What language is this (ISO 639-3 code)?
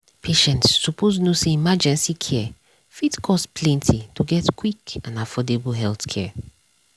pcm